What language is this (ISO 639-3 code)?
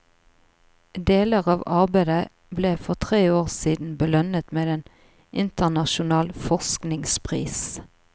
nor